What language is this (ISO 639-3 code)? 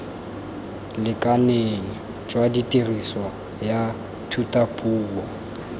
tsn